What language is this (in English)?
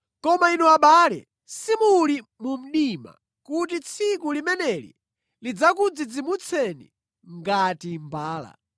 Nyanja